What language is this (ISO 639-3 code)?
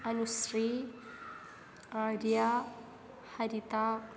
san